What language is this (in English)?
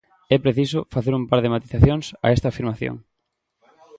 Galician